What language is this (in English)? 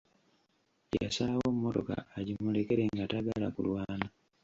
Ganda